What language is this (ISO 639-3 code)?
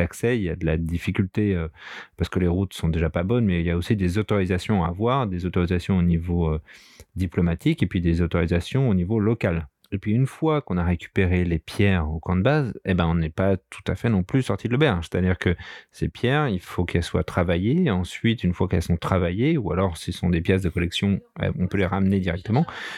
fra